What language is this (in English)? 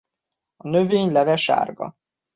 Hungarian